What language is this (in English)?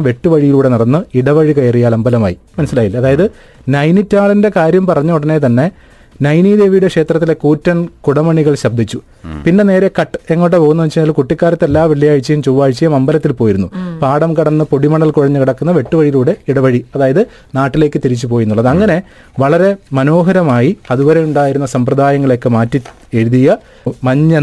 Malayalam